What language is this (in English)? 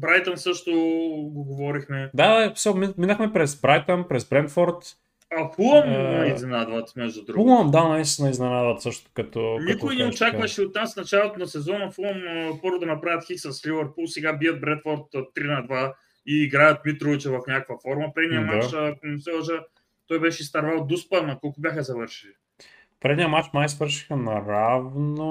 Bulgarian